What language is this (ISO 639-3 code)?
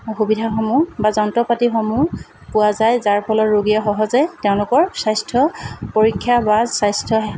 asm